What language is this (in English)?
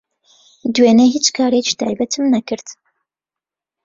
Central Kurdish